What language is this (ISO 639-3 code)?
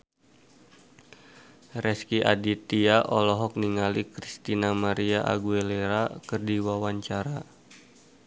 sun